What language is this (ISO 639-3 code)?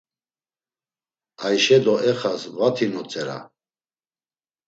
lzz